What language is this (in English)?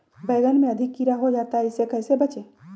Magahi